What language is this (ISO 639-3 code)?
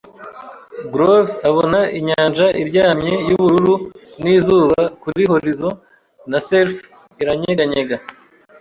kin